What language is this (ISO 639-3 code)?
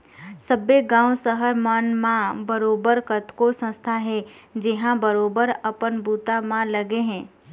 hne